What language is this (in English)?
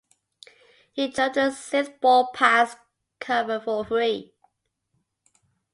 English